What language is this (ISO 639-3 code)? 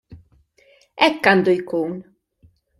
mlt